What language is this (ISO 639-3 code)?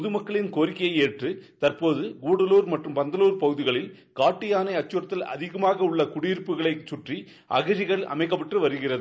tam